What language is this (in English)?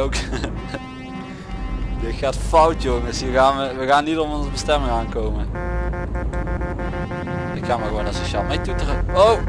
Dutch